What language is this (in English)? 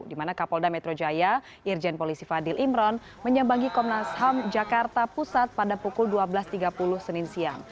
Indonesian